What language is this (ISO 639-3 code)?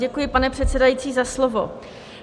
ces